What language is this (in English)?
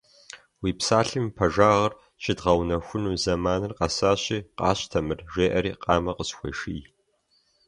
Kabardian